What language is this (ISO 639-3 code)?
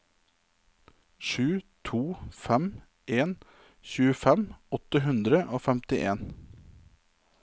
nor